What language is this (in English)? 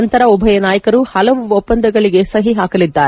Kannada